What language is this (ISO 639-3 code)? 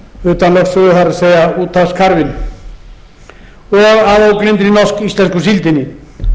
isl